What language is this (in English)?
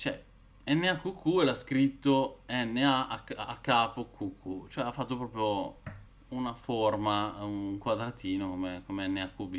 Italian